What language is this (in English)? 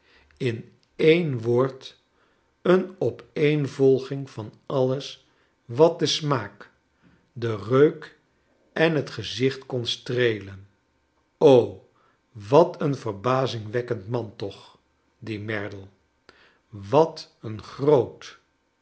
Dutch